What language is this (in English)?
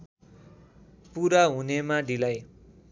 Nepali